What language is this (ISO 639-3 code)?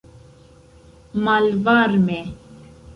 epo